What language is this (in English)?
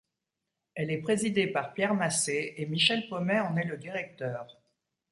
French